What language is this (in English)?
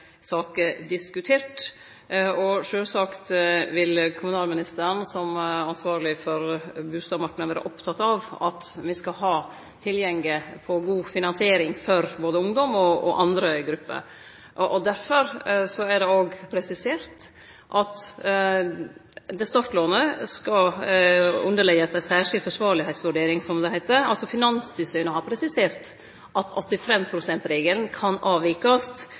Norwegian Nynorsk